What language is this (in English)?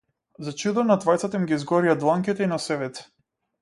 Macedonian